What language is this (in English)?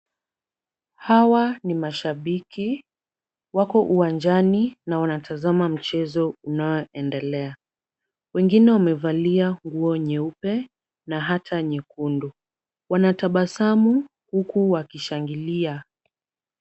Swahili